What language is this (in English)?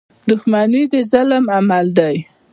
Pashto